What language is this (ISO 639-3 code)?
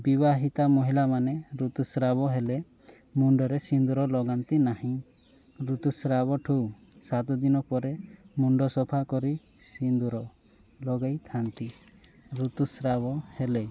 ori